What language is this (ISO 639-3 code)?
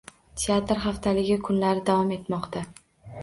uzb